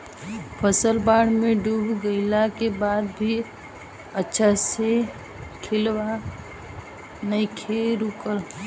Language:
Bhojpuri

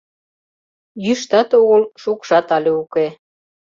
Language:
Mari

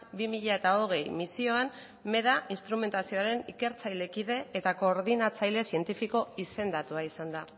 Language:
Basque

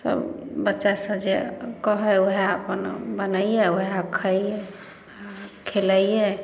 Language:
Maithili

